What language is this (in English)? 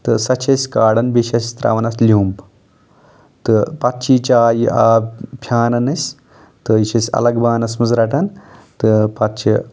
Kashmiri